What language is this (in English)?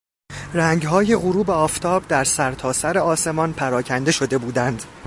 Persian